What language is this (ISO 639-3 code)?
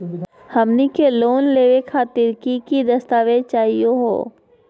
mag